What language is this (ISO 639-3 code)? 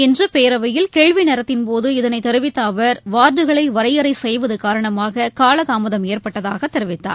tam